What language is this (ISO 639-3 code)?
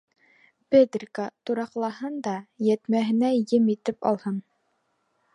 bak